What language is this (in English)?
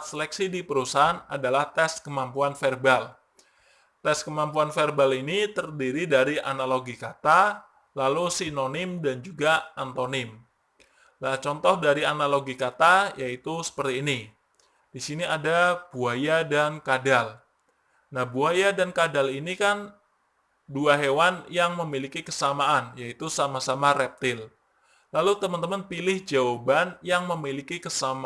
Indonesian